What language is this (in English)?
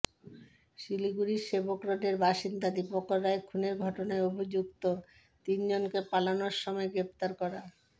Bangla